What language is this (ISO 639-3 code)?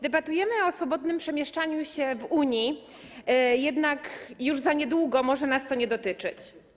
pol